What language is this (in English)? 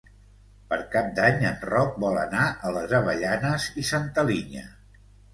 Catalan